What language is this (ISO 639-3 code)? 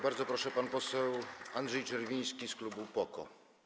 pol